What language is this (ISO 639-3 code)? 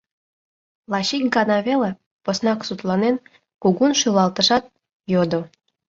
chm